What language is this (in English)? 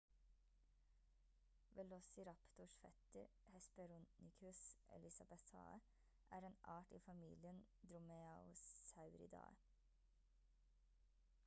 Norwegian Bokmål